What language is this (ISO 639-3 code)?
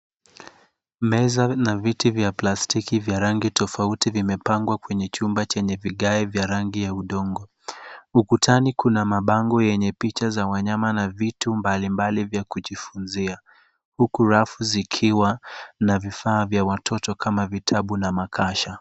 swa